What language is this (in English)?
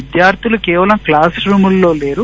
Telugu